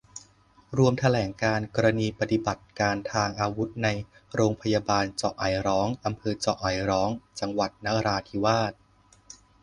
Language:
Thai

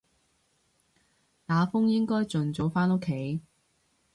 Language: Cantonese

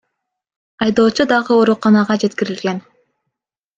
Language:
Kyrgyz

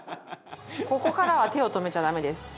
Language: Japanese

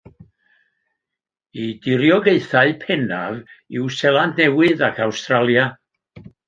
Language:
Welsh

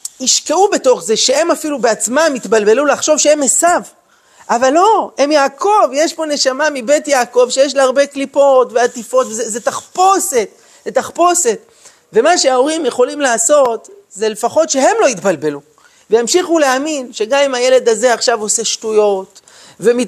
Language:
Hebrew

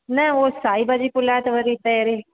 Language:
Sindhi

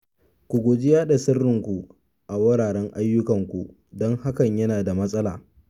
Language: Hausa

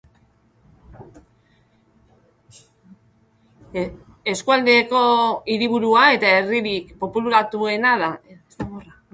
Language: Basque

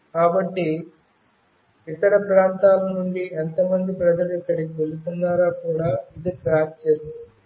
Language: Telugu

